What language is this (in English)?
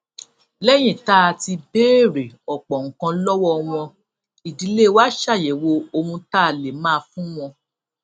Yoruba